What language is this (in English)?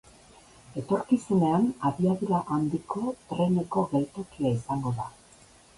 Basque